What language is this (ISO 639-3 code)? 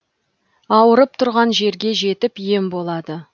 kaz